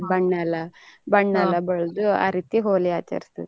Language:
Kannada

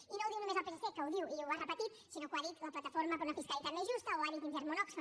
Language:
Catalan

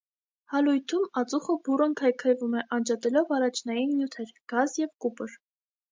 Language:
Armenian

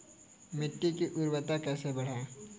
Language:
Hindi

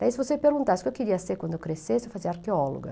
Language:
Portuguese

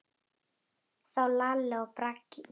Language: Icelandic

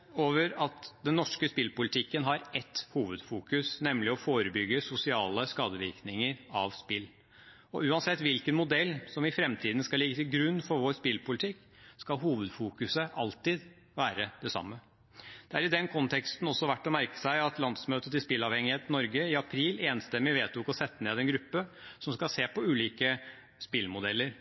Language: Norwegian Bokmål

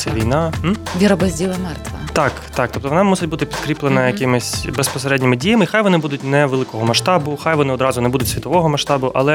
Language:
Ukrainian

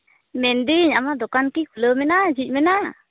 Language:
Santali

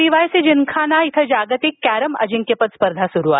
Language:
Marathi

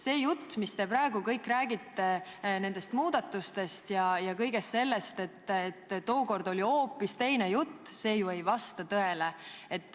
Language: Estonian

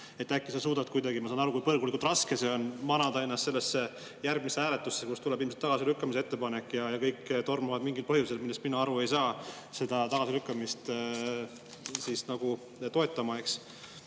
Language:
Estonian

